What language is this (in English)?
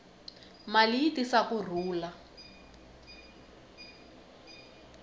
Tsonga